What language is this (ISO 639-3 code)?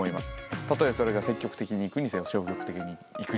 jpn